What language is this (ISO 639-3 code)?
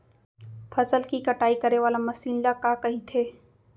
hne